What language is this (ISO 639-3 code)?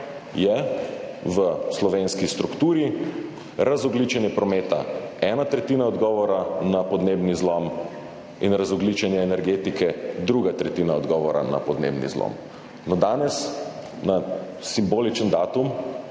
slv